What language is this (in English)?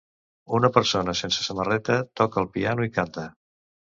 Catalan